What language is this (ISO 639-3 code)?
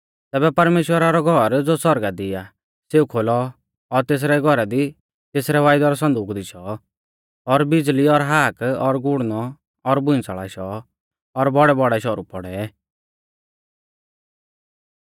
bfz